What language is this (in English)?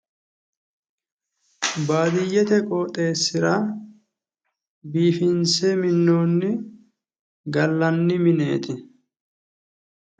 Sidamo